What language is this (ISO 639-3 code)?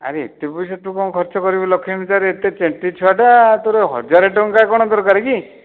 ori